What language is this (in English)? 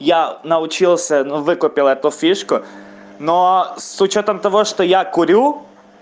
Russian